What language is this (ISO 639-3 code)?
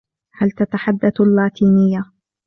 ara